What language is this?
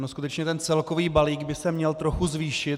Czech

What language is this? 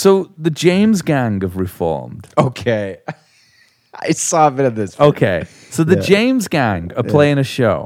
English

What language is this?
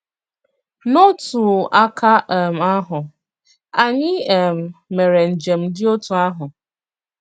Igbo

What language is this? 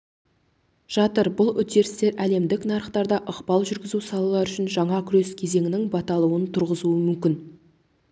Kazakh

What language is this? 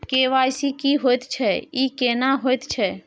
Maithili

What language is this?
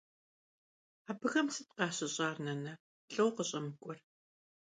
Kabardian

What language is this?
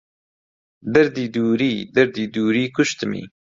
Central Kurdish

